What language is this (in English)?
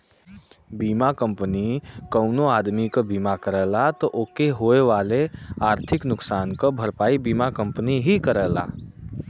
Bhojpuri